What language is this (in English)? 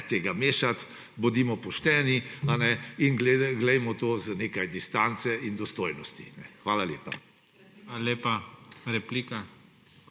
Slovenian